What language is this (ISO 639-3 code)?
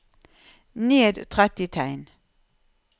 nor